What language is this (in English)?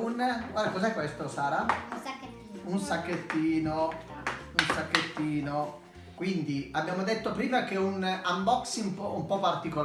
Italian